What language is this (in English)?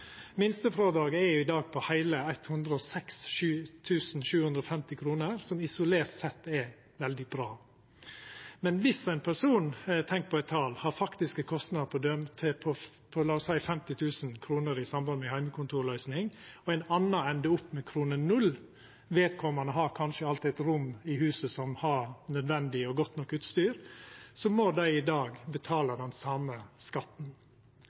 Norwegian Nynorsk